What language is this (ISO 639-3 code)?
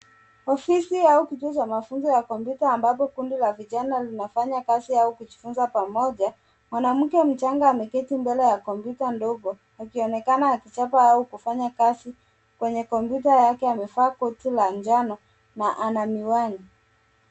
swa